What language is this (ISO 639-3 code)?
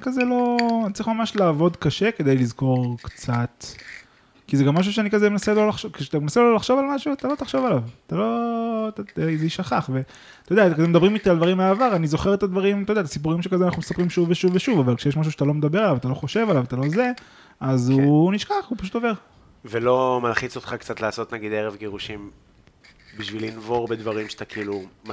heb